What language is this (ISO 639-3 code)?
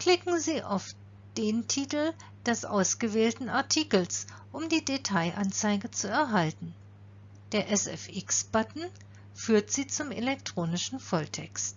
deu